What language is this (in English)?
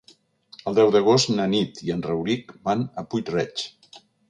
Catalan